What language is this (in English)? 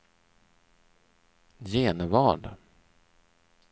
Swedish